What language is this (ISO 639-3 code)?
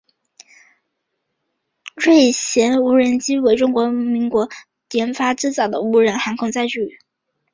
zho